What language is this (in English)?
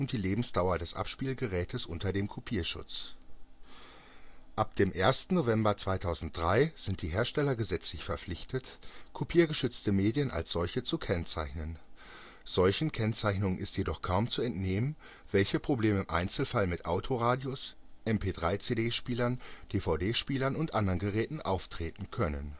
German